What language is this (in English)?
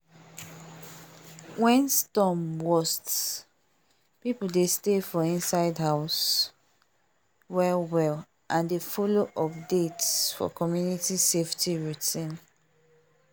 Nigerian Pidgin